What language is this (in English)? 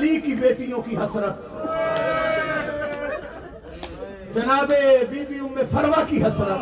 Urdu